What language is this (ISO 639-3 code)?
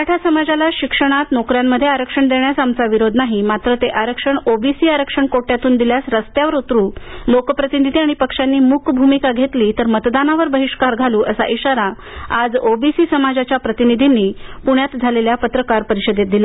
mar